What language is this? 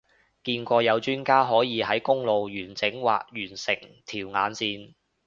Cantonese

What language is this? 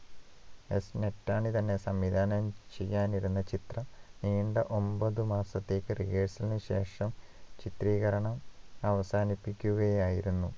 Malayalam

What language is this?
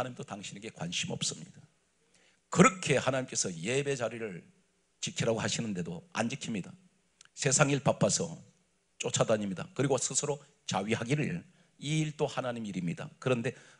Korean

